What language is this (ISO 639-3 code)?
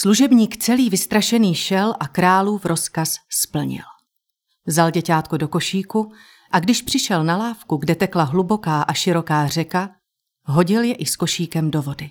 ces